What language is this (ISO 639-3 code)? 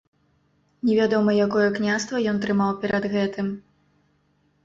bel